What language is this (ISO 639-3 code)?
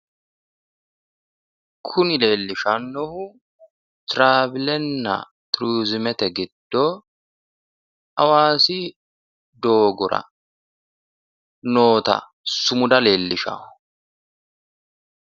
sid